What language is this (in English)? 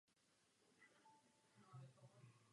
Czech